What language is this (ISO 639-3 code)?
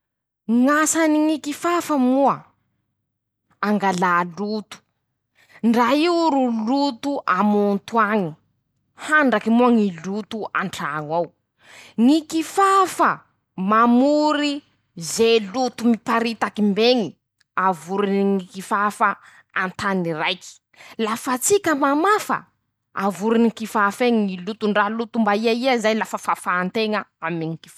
msh